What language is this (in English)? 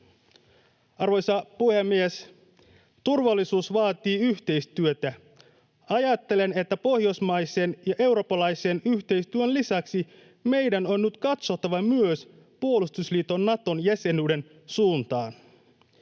Finnish